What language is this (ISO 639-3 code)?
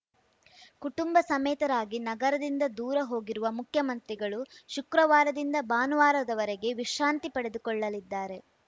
kan